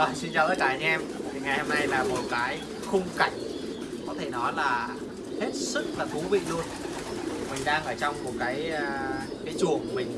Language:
Vietnamese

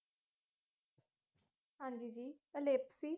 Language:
Punjabi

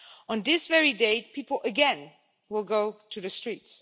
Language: English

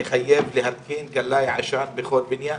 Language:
Hebrew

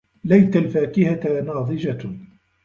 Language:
Arabic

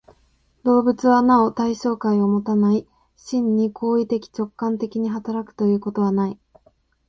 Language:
Japanese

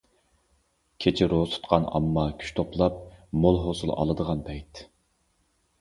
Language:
Uyghur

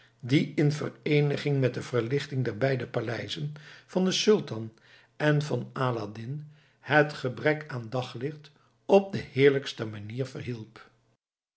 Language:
Dutch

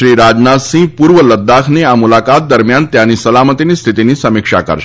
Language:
Gujarati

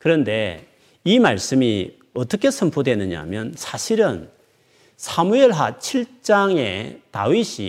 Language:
Korean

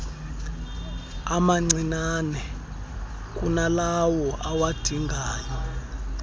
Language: Xhosa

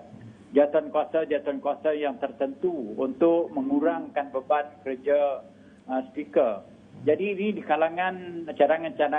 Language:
Malay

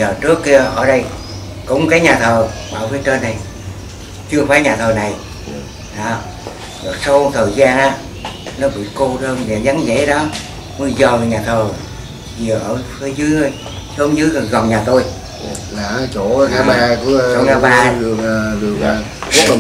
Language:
Vietnamese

